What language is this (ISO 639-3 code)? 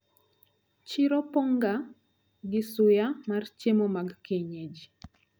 luo